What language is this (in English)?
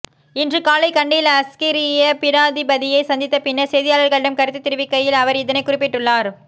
Tamil